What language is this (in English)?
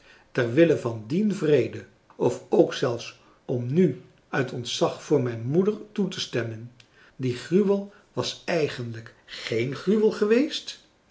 Dutch